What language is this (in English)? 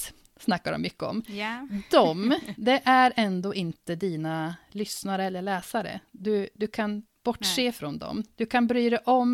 Swedish